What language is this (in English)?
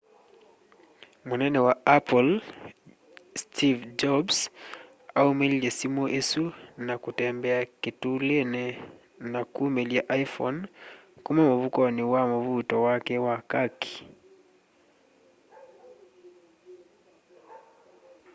Kamba